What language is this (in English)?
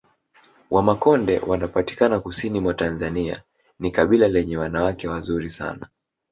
Swahili